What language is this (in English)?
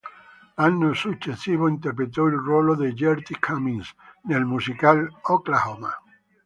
Italian